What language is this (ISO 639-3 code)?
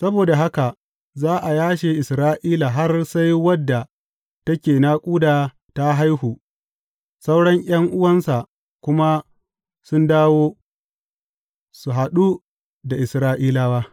hau